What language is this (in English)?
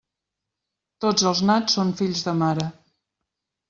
Catalan